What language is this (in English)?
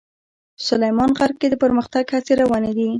Pashto